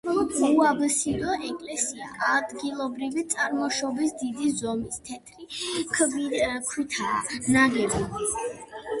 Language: Georgian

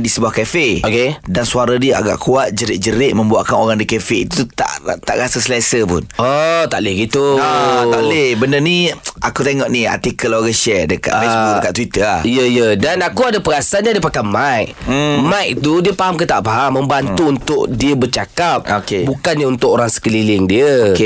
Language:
Malay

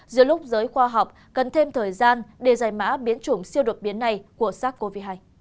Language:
Vietnamese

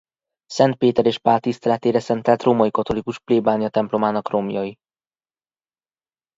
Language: Hungarian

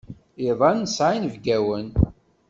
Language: Kabyle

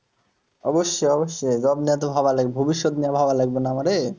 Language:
Bangla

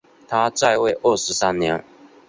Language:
Chinese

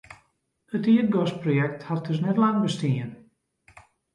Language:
Western Frisian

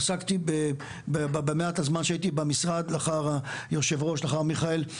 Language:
Hebrew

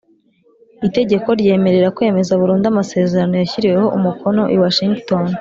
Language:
Kinyarwanda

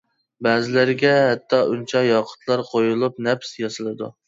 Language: Uyghur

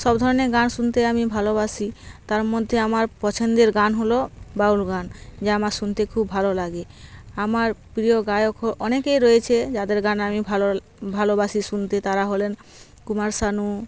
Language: Bangla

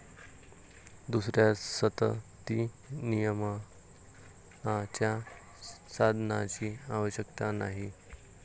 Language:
Marathi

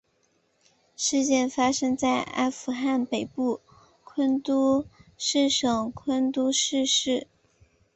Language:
Chinese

